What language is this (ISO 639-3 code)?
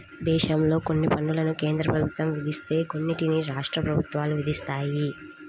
tel